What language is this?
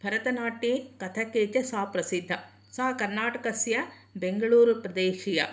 Sanskrit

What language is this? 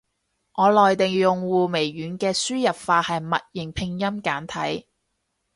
Cantonese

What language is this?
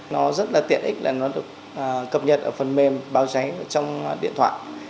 Vietnamese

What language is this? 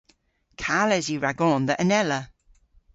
Cornish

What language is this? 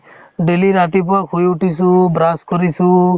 Assamese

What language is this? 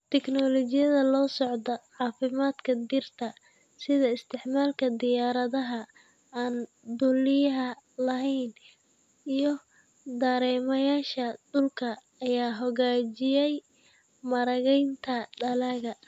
Somali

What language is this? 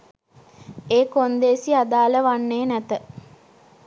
Sinhala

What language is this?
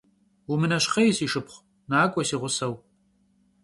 Kabardian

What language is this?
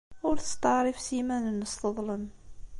Kabyle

